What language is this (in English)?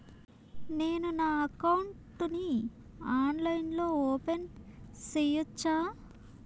Telugu